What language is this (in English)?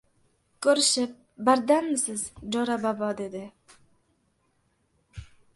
Uzbek